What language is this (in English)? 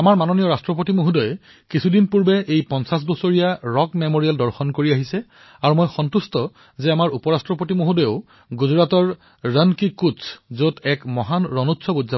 Assamese